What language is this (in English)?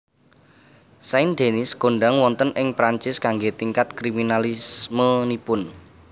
Javanese